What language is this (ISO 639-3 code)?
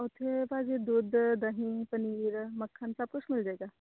pan